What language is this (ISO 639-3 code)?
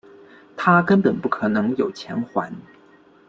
zho